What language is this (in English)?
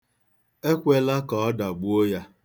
Igbo